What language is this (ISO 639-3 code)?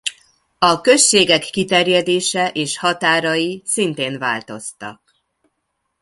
hun